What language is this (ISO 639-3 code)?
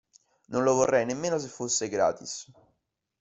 ita